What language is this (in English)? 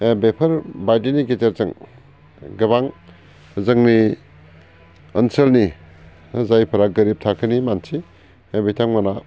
Bodo